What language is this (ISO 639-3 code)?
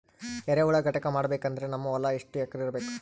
kan